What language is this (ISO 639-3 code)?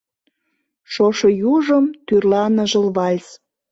chm